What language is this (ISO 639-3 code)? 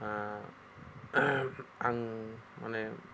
brx